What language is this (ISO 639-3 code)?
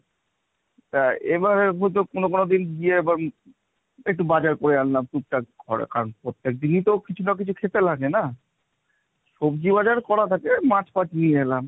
ben